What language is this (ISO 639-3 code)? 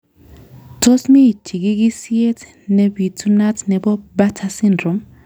kln